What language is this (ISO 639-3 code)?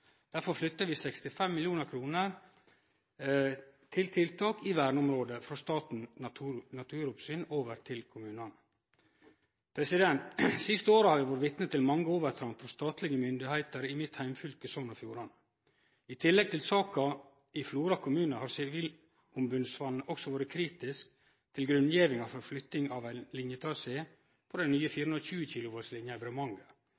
nno